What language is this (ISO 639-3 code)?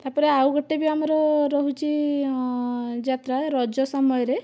ori